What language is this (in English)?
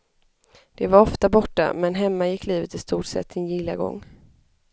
Swedish